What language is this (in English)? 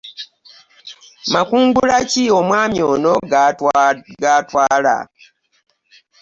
Ganda